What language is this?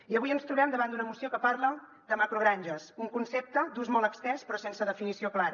Catalan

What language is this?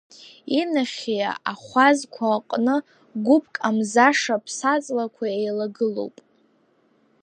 Abkhazian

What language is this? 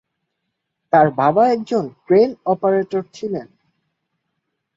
Bangla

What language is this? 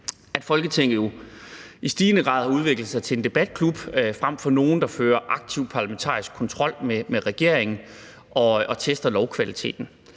Danish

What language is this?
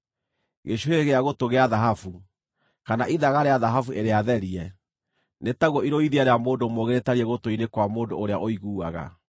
Kikuyu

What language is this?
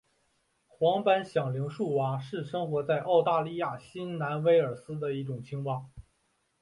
Chinese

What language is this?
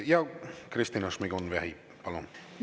Estonian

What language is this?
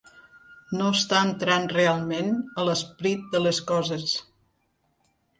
Catalan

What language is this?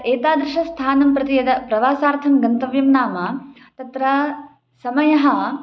Sanskrit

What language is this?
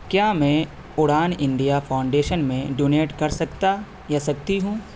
Urdu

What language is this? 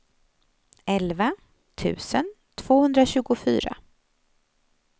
Swedish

